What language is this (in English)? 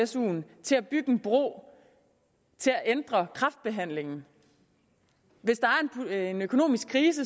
Danish